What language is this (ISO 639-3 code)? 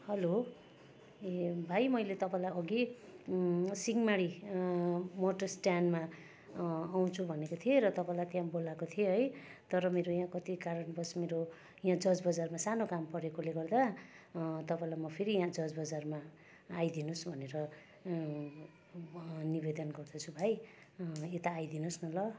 nep